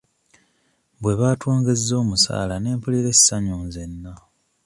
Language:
Ganda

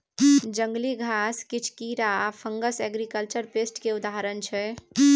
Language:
Maithili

